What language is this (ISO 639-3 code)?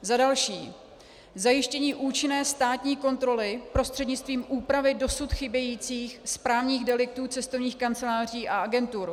ces